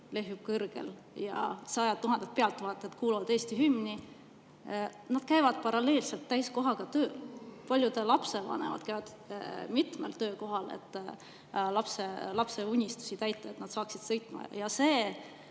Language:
Estonian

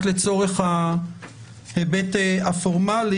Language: Hebrew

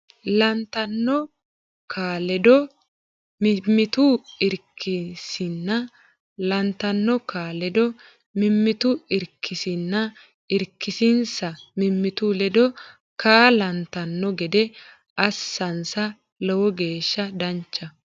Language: Sidamo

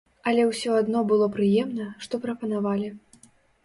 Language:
Belarusian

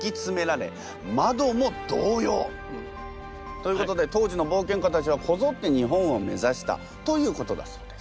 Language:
Japanese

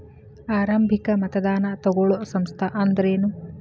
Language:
Kannada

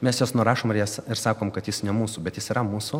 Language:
Lithuanian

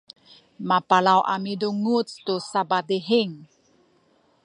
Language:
Sakizaya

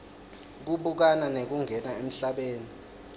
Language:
Swati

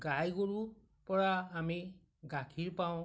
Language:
Assamese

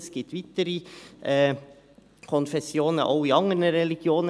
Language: Swiss German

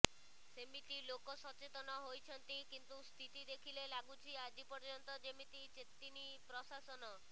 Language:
Odia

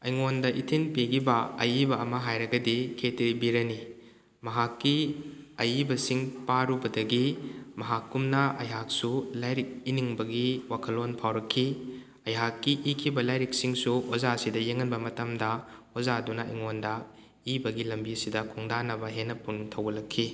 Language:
Manipuri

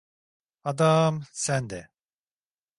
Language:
Turkish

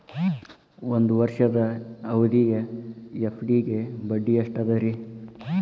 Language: Kannada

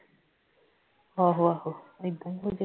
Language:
Punjabi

